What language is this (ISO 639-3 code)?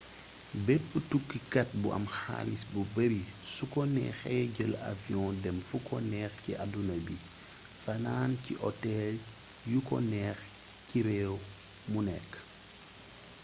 wol